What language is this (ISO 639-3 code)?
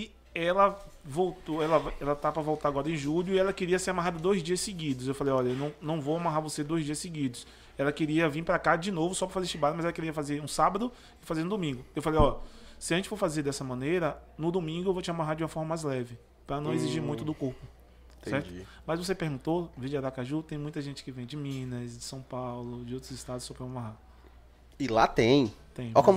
por